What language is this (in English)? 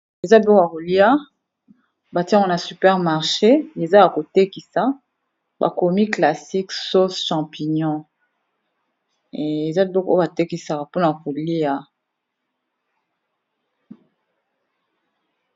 Lingala